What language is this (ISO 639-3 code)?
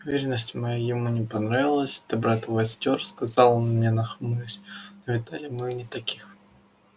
rus